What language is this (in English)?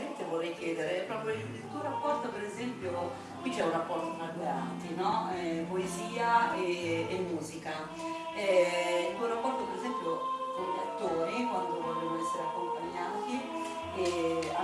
Italian